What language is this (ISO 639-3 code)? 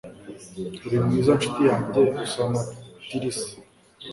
kin